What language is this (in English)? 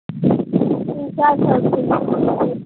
Maithili